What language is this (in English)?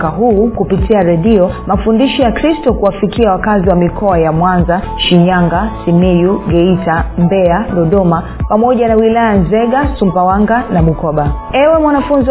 Swahili